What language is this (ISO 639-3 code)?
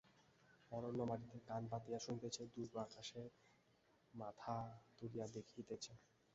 ben